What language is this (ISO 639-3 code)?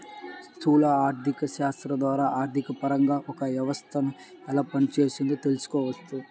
tel